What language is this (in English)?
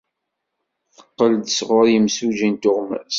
Kabyle